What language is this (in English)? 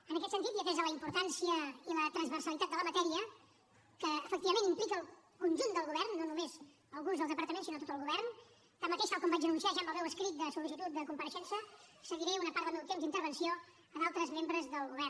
Catalan